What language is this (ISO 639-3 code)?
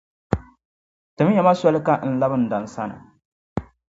dag